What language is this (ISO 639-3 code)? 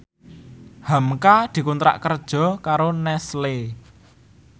jav